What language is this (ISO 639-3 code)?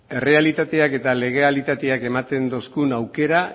eus